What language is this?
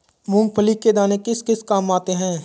Hindi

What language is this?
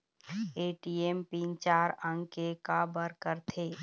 Chhattisgarhi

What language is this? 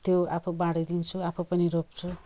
Nepali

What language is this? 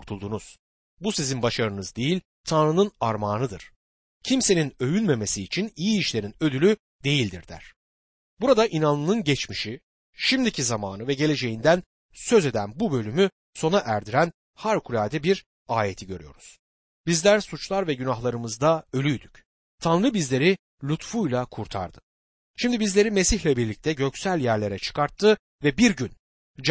Turkish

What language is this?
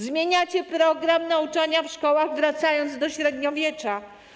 Polish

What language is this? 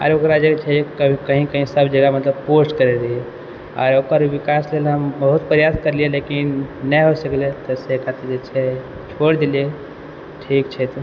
Maithili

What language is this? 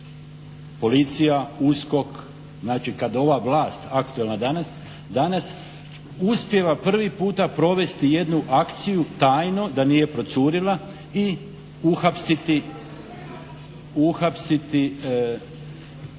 Croatian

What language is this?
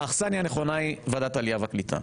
Hebrew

